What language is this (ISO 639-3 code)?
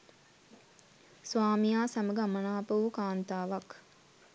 sin